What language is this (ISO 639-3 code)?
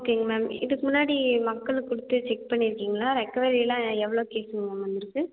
tam